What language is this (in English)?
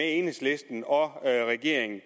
Danish